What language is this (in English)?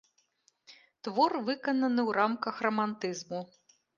Belarusian